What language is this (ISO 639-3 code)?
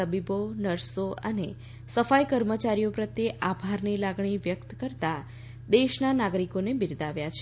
guj